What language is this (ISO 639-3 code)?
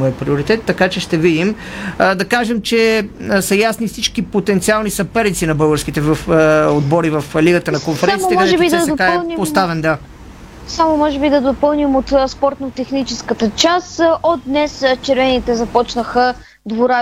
bul